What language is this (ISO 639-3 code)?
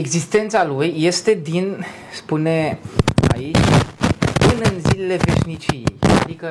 ron